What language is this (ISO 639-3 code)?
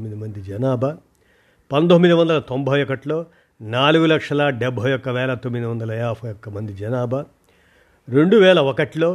tel